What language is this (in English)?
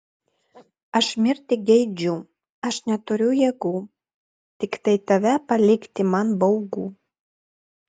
Lithuanian